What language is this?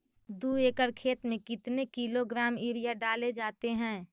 Magahi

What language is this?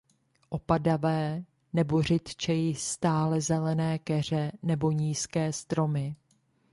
Czech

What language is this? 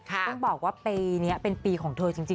Thai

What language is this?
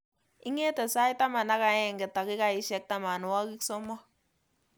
Kalenjin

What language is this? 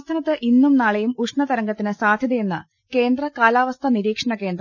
Malayalam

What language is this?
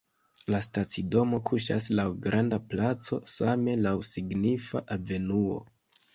Esperanto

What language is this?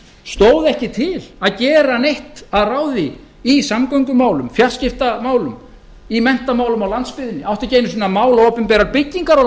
Icelandic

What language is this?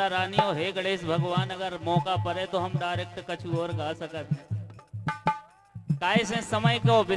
Hindi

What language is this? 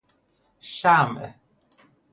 Persian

